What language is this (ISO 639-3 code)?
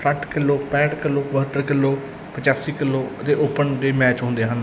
pan